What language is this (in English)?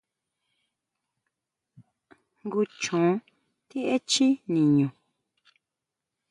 Huautla Mazatec